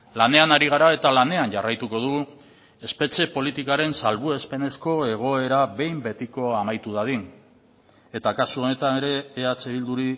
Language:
Basque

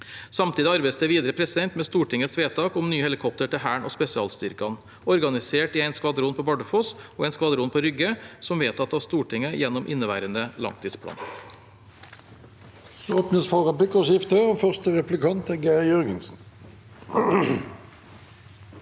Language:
Norwegian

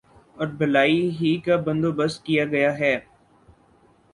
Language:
Urdu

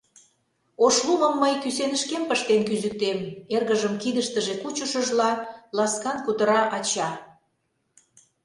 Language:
Mari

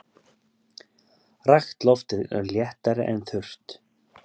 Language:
Icelandic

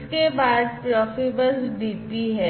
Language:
Hindi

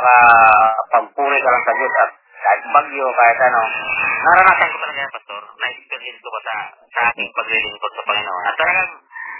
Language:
Filipino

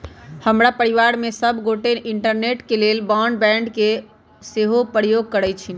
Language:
Magahi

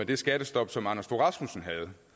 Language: Danish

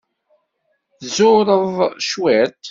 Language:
Kabyle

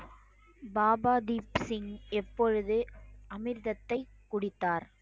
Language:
Tamil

